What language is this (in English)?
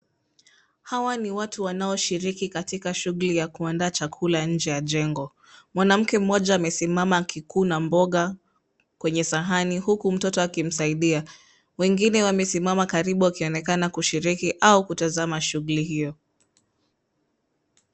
Swahili